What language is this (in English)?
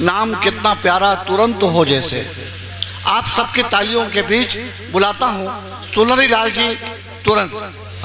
Hindi